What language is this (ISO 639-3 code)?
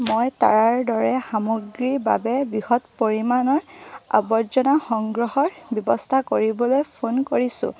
asm